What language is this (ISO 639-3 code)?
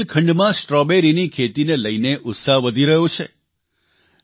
guj